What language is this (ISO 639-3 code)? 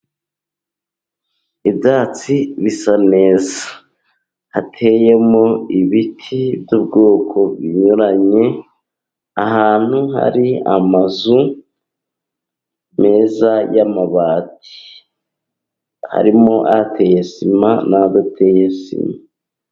kin